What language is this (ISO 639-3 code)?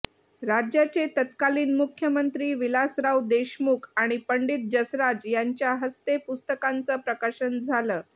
mar